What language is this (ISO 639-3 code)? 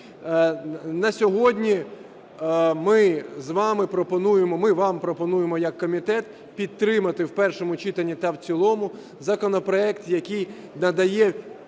ukr